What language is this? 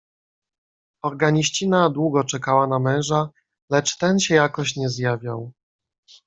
Polish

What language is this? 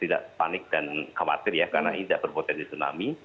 Indonesian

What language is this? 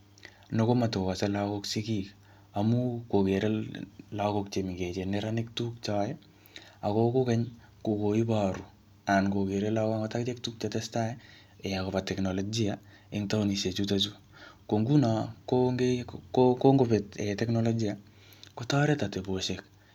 Kalenjin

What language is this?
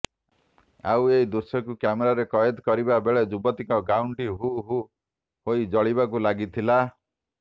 Odia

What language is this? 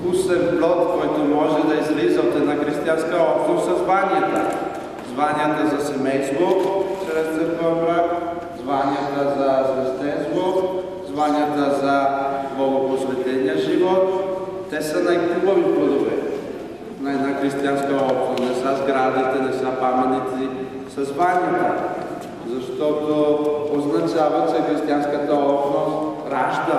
Romanian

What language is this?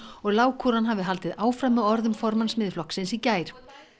Icelandic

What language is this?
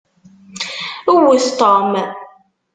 Kabyle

